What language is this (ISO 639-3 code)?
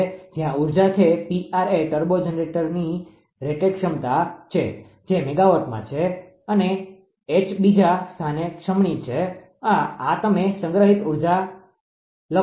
guj